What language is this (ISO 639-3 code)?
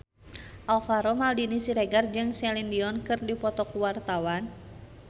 sun